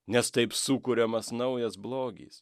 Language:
Lithuanian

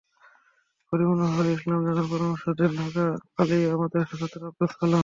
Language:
Bangla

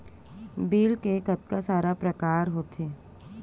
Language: Chhattisgarhi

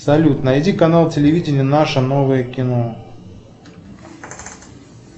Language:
Russian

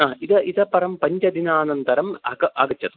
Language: Sanskrit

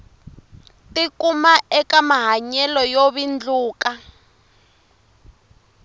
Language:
Tsonga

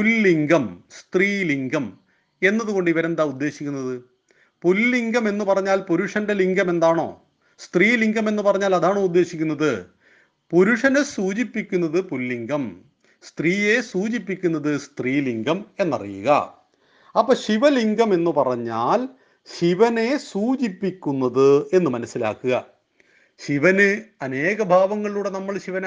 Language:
Malayalam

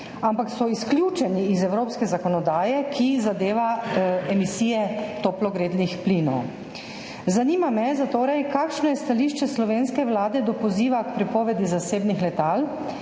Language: Slovenian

